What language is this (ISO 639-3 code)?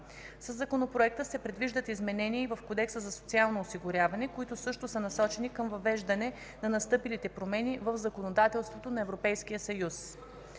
bul